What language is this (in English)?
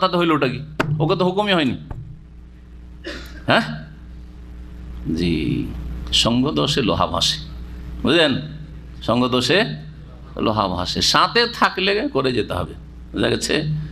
Bangla